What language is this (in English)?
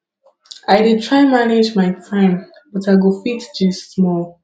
Nigerian Pidgin